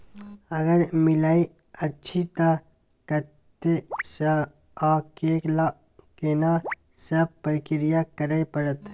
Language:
Maithili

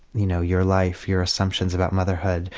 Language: English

